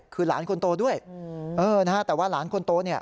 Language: Thai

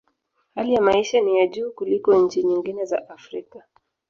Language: Swahili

